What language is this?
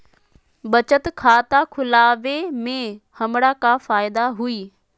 Magahi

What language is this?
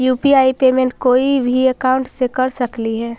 Magahi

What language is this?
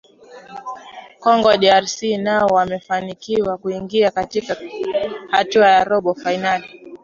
Swahili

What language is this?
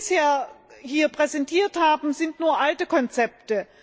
German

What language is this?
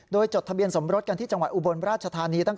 Thai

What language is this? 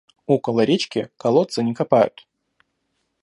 Russian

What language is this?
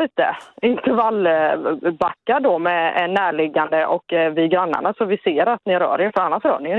Swedish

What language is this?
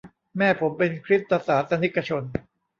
Thai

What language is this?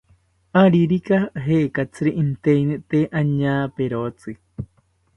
South Ucayali Ashéninka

